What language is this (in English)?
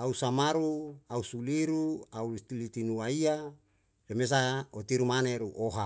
Yalahatan